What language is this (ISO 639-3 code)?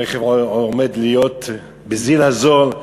heb